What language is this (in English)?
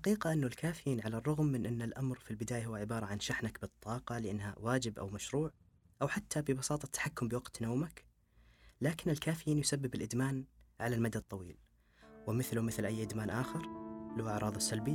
Arabic